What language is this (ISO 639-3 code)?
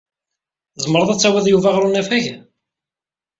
kab